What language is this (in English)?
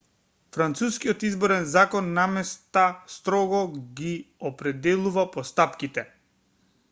Macedonian